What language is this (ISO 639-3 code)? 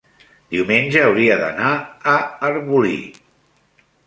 cat